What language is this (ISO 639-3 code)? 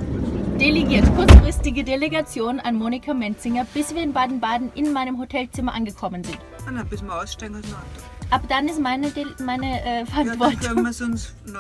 deu